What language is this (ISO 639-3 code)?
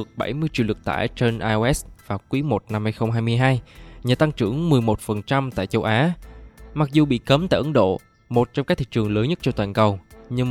vie